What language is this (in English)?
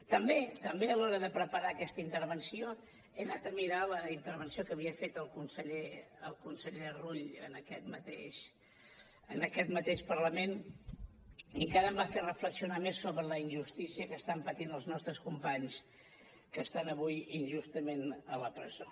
Catalan